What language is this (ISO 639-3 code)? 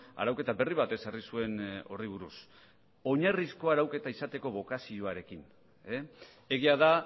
eus